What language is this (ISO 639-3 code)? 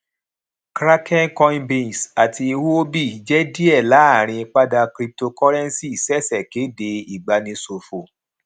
yor